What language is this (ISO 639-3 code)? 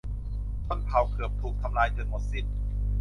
tha